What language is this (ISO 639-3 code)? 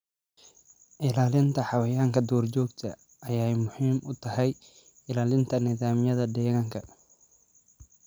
som